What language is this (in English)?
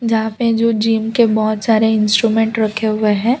Hindi